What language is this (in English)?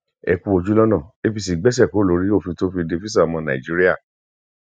Yoruba